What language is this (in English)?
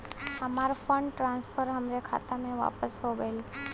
Bhojpuri